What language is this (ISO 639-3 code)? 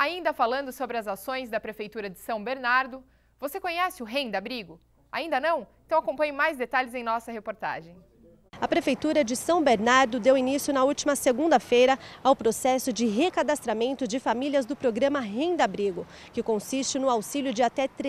por